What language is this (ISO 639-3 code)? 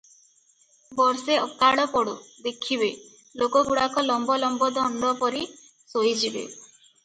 ori